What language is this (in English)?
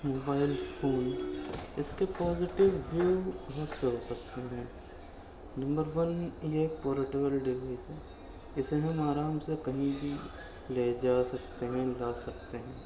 Urdu